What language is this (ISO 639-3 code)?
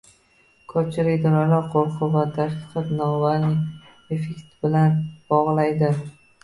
uzb